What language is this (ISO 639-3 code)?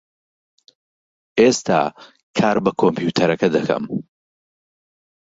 ckb